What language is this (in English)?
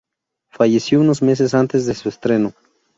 Spanish